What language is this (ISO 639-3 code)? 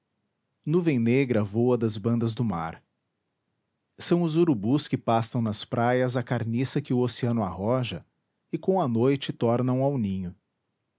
por